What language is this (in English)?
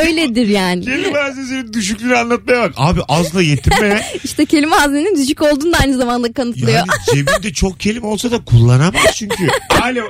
Turkish